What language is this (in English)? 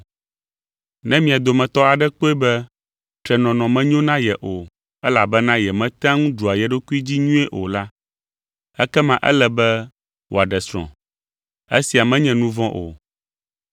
Ewe